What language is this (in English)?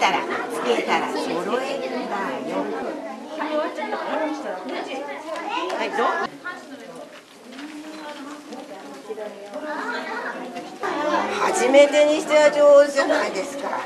Japanese